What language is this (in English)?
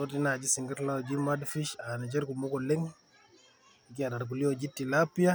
Masai